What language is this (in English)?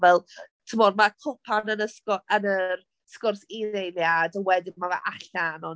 Welsh